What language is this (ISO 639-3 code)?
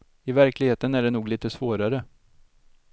swe